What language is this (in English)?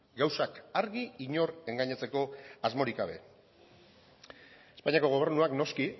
Basque